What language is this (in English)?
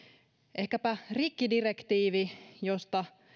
Finnish